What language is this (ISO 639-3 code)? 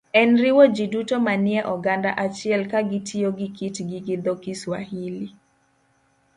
luo